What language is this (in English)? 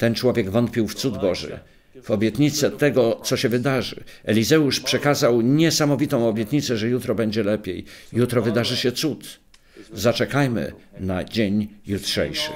Polish